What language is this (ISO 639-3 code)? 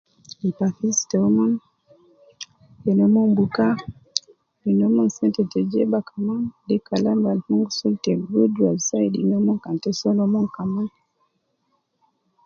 kcn